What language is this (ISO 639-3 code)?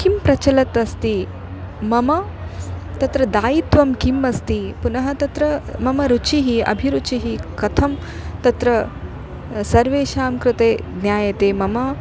san